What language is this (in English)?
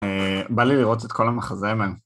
Hebrew